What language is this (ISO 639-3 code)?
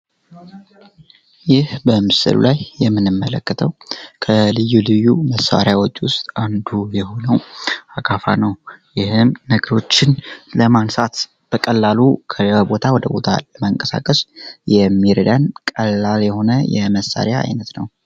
amh